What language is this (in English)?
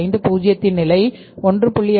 Tamil